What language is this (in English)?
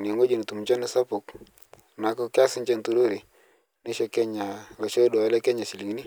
Masai